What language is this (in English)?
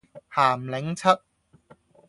Cantonese